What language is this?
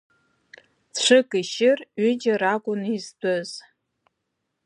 Abkhazian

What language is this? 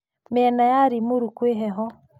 Kikuyu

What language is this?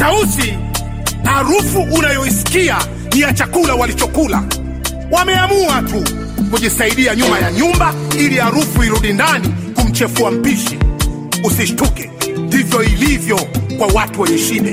Swahili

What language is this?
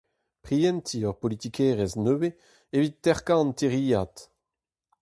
Breton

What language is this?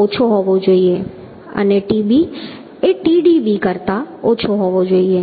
Gujarati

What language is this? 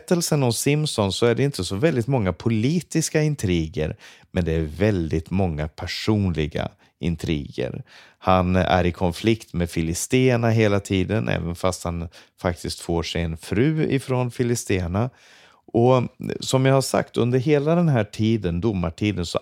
Swedish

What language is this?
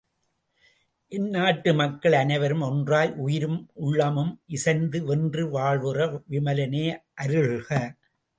Tamil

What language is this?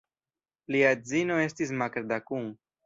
Esperanto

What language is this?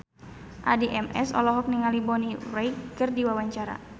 Sundanese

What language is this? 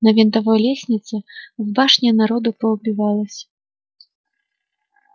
Russian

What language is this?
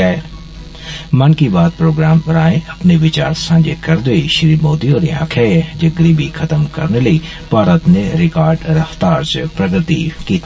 Dogri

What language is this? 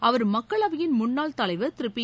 Tamil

